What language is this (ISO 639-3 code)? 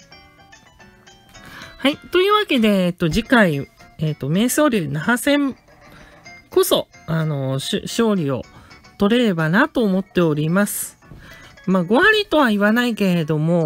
jpn